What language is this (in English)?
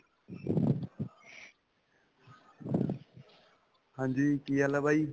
Punjabi